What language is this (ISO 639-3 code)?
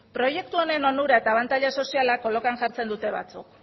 eus